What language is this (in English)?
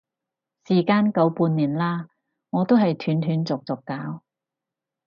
Cantonese